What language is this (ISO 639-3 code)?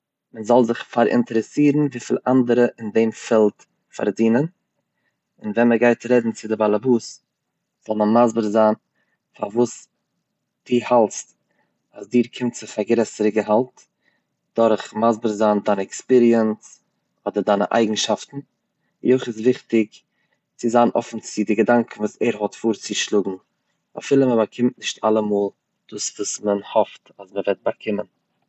yid